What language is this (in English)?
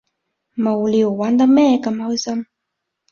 Cantonese